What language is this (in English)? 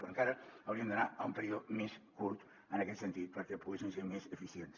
Catalan